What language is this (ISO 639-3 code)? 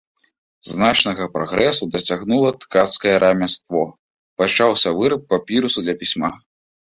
bel